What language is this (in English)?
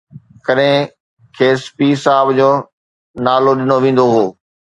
Sindhi